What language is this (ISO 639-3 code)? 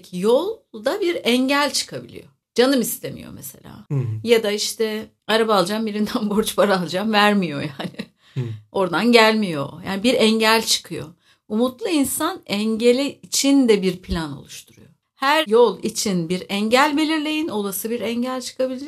tur